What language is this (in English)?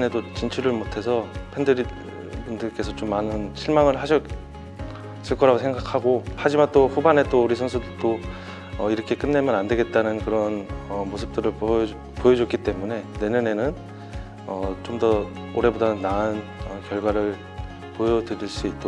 Korean